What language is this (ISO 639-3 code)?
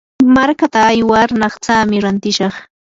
qur